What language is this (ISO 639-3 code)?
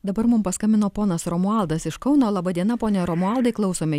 lit